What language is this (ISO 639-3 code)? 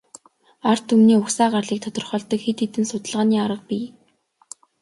mon